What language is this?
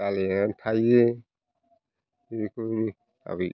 Bodo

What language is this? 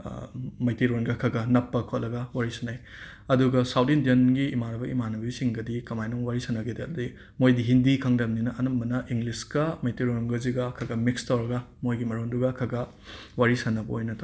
Manipuri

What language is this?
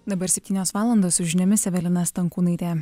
Lithuanian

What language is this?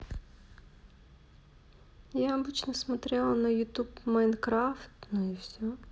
Russian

